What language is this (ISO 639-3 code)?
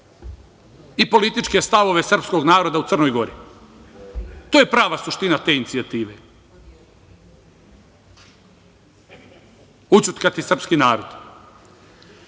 srp